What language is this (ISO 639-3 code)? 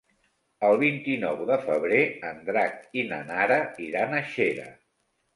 cat